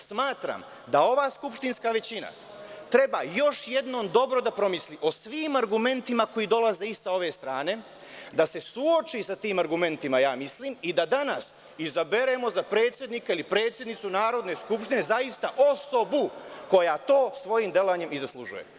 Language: Serbian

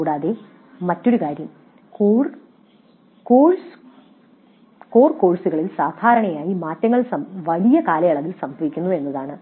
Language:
Malayalam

